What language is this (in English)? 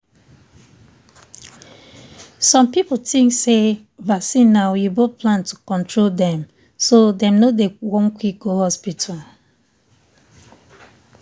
Nigerian Pidgin